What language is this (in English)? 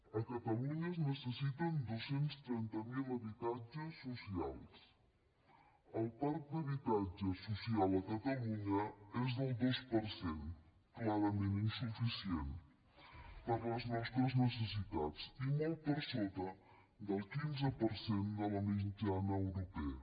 Catalan